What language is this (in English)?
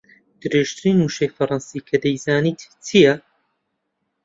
Central Kurdish